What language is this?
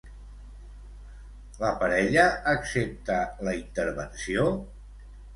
Catalan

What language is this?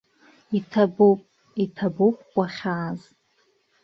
Abkhazian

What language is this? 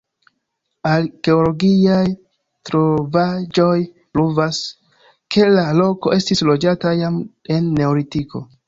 Esperanto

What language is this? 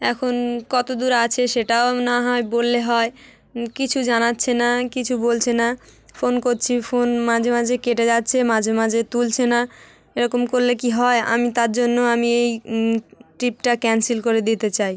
Bangla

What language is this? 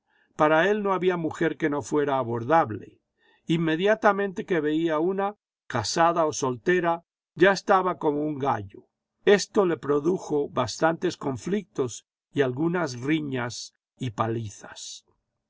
Spanish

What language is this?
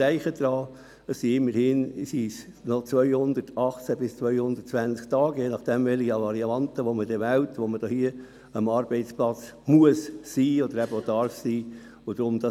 Swiss German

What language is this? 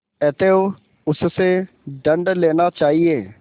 Hindi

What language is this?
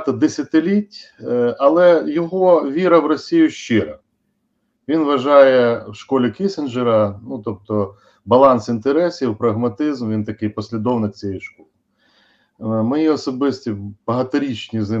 Ukrainian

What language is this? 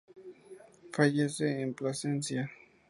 Spanish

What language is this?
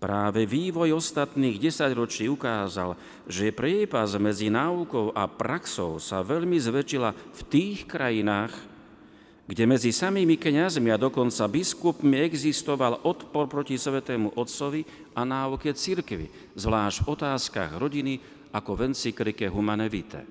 Slovak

